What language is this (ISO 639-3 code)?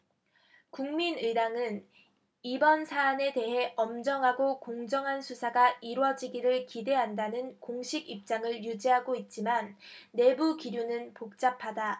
kor